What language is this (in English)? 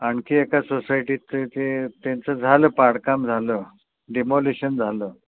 Marathi